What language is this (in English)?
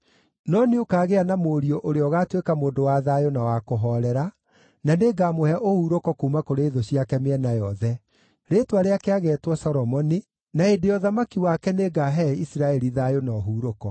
Kikuyu